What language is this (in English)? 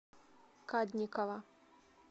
Russian